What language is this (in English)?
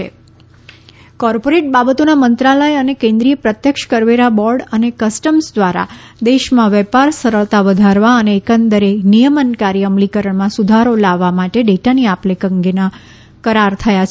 Gujarati